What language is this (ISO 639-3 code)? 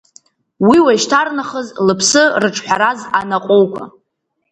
abk